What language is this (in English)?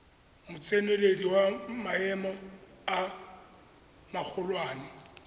Tswana